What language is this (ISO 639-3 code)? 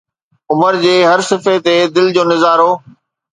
snd